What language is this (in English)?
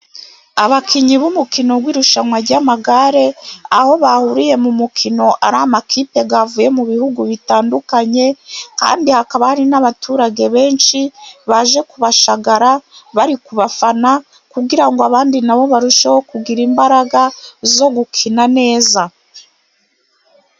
Kinyarwanda